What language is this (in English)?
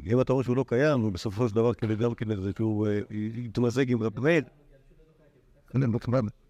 Hebrew